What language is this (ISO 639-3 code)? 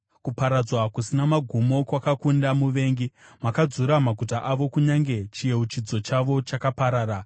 sna